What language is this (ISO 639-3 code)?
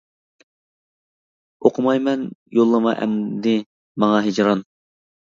uig